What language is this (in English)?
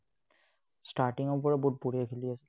Assamese